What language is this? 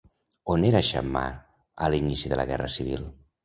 Catalan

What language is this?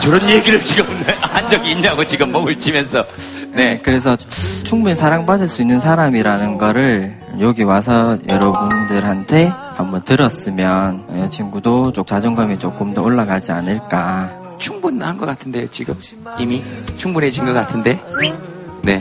Korean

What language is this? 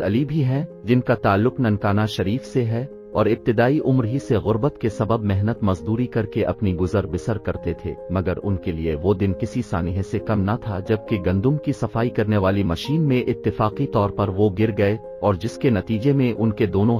Hindi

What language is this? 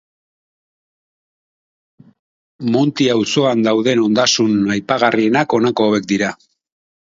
Basque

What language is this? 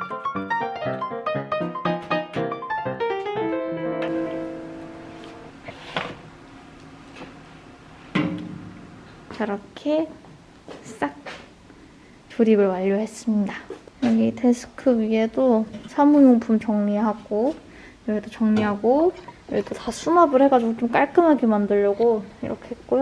Korean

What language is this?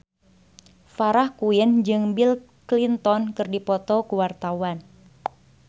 Sundanese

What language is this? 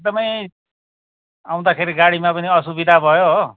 Nepali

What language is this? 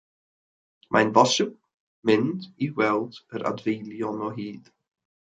Welsh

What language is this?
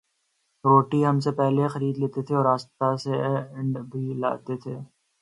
Urdu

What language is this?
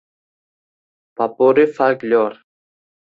Uzbek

